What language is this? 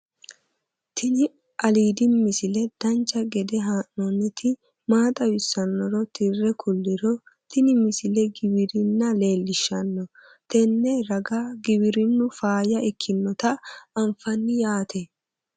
Sidamo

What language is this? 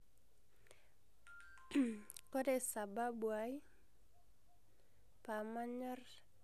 Masai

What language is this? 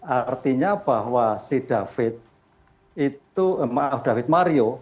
Indonesian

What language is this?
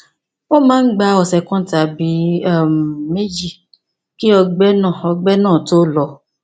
Yoruba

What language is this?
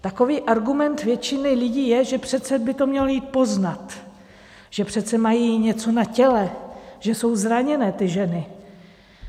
Czech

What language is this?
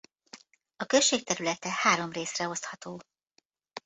Hungarian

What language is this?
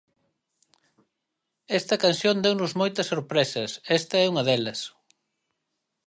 Galician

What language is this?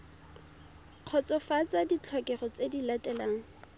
Tswana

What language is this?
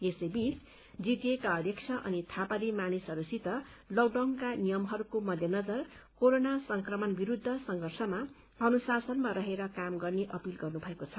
Nepali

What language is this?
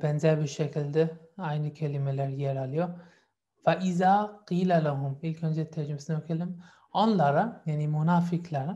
Turkish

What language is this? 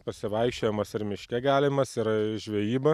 Lithuanian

